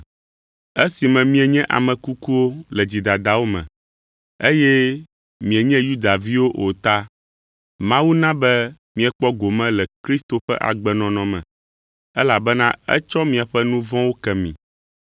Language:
Ewe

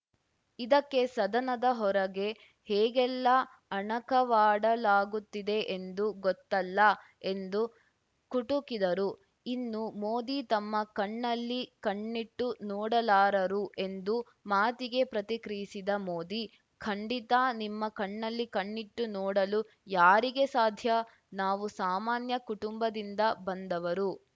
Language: Kannada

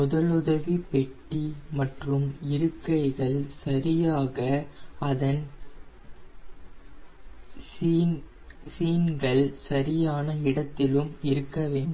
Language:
Tamil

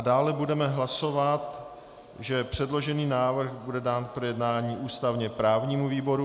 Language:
Czech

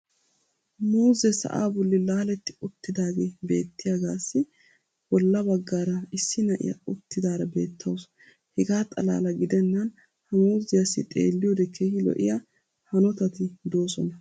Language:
Wolaytta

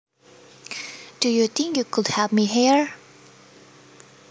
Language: Javanese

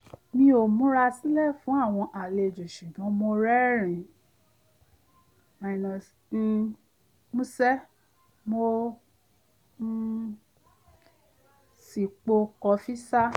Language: Yoruba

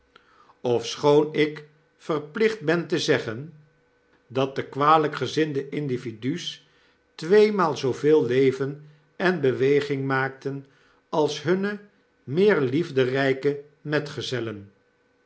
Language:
Dutch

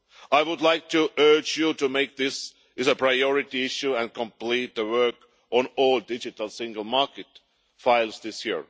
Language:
English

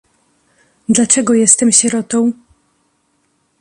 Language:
Polish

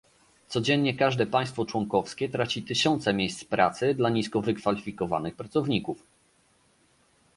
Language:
Polish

